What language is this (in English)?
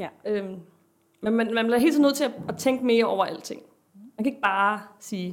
Danish